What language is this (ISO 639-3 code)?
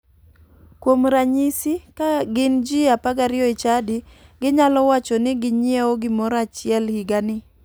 luo